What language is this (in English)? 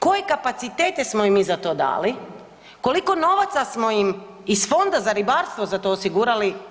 Croatian